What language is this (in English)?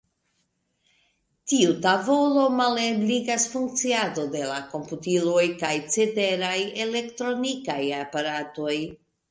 Esperanto